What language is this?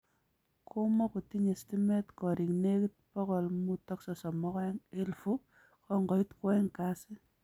Kalenjin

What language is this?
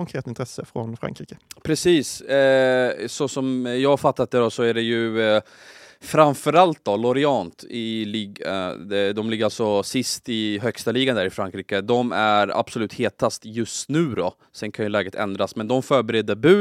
Swedish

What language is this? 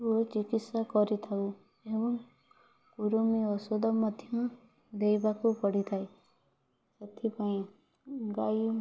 Odia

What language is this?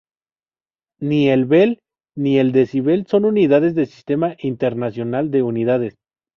Spanish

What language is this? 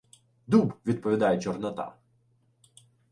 Ukrainian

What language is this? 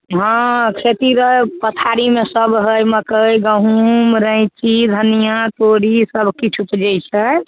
Maithili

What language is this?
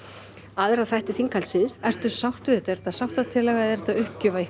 Icelandic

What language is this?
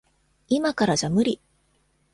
Japanese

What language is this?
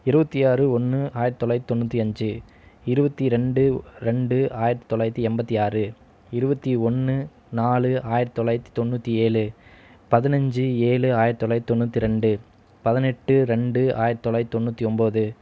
Tamil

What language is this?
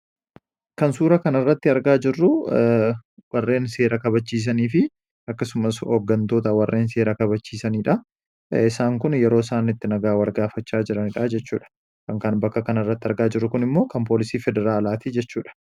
Oromo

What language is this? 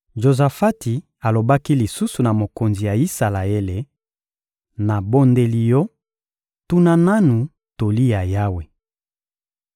Lingala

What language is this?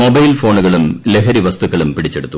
Malayalam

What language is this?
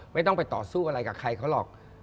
Thai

